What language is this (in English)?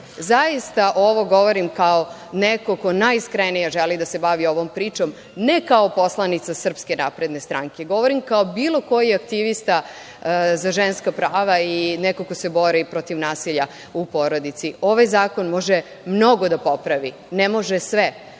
Serbian